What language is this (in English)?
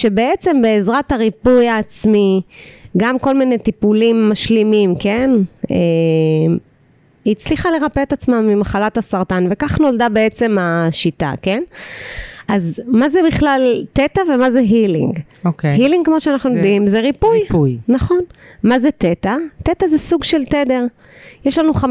Hebrew